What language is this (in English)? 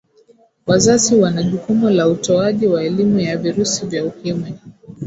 Swahili